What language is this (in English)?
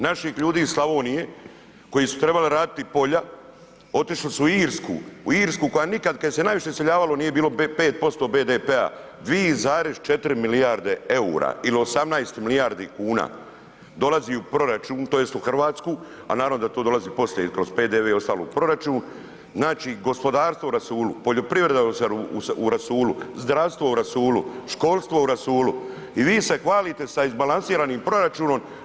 Croatian